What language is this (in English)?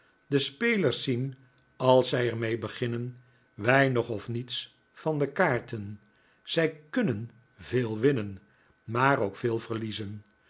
Dutch